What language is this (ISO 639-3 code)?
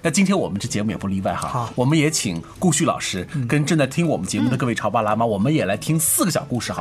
zho